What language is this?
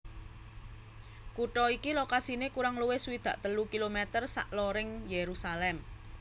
Javanese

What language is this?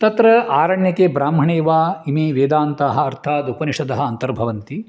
Sanskrit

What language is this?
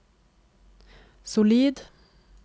Norwegian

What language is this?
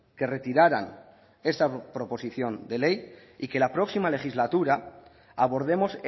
Spanish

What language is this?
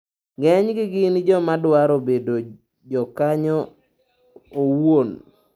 Luo (Kenya and Tanzania)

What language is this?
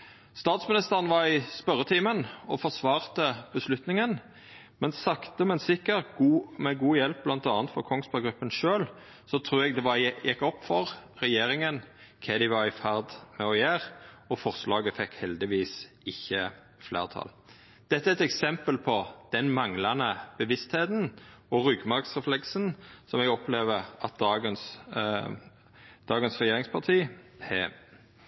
Norwegian Nynorsk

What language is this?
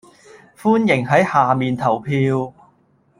Cantonese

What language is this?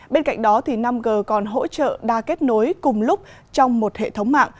Vietnamese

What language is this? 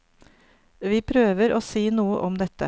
Norwegian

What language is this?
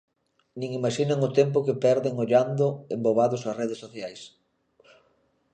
Galician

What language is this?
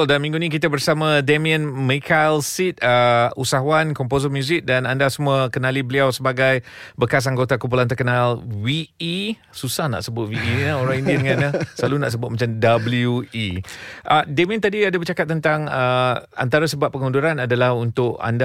Malay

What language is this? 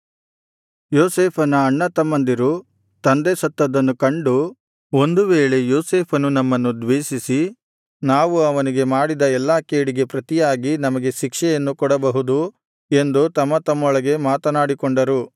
Kannada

